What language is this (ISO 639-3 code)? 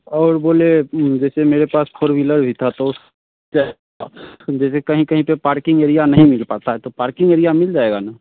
hin